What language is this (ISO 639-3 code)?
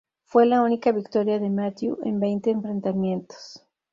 spa